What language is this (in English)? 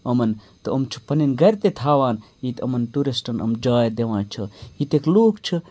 Kashmiri